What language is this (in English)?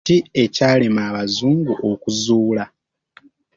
Ganda